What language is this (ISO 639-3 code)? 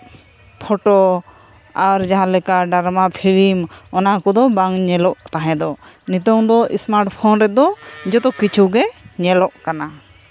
sat